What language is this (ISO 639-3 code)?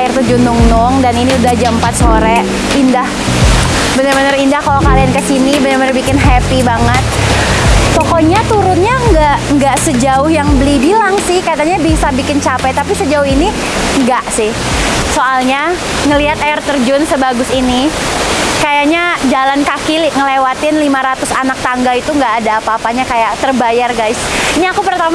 ind